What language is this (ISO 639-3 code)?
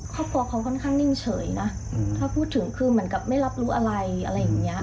tha